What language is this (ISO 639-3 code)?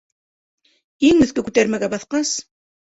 bak